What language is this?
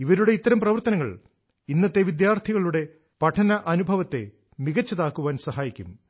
Malayalam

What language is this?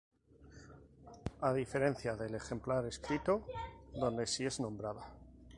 Spanish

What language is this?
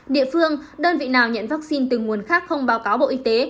Vietnamese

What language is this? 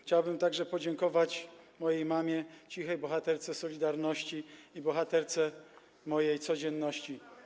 Polish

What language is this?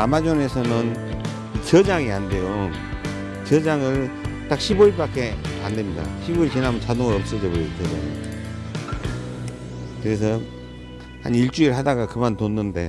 Korean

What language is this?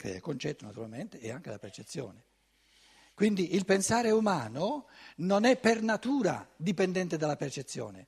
Italian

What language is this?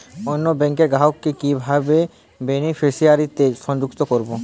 Bangla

